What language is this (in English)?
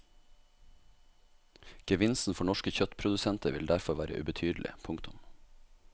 Norwegian